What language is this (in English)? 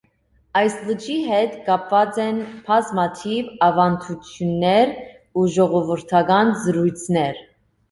Armenian